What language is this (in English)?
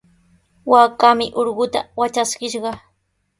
Sihuas Ancash Quechua